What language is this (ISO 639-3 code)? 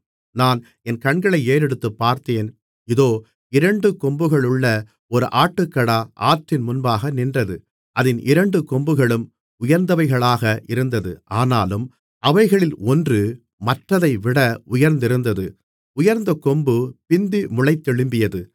tam